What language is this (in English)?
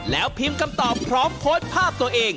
Thai